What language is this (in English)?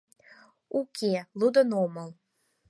Mari